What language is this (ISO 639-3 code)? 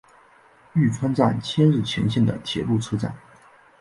zho